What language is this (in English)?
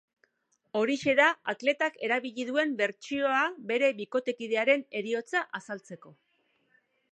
Basque